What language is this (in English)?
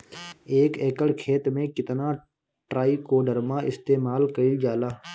Bhojpuri